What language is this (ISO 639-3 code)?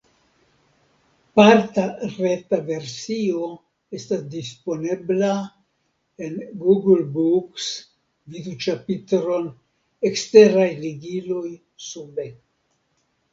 epo